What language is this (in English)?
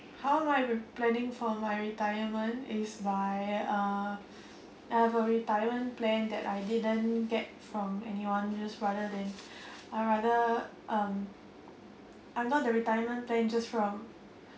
English